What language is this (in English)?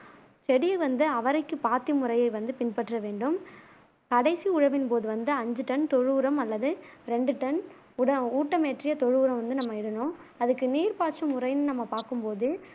Tamil